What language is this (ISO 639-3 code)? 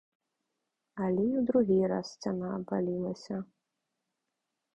bel